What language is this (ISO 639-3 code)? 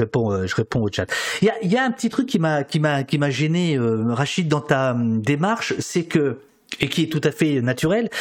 fra